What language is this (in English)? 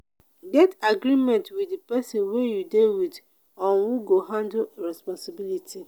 Nigerian Pidgin